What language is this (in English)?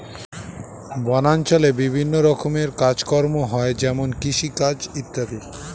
Bangla